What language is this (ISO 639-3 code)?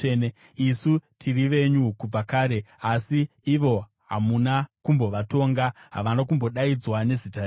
sna